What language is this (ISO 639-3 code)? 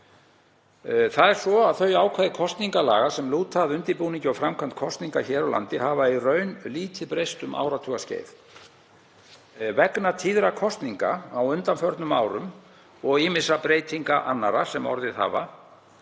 isl